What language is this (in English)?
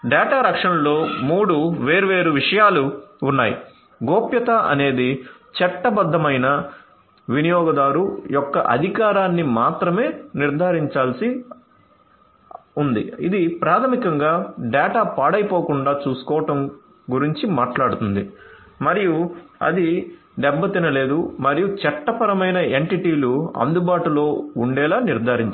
Telugu